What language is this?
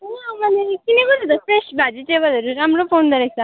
Nepali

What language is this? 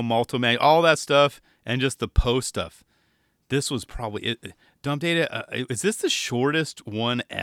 English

